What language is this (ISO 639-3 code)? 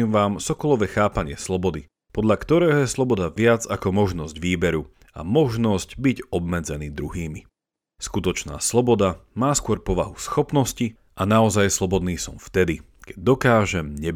slk